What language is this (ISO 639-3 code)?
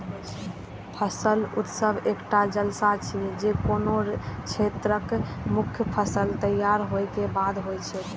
mai